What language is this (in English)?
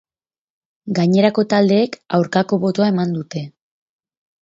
Basque